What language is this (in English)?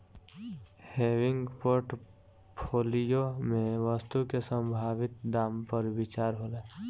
Bhojpuri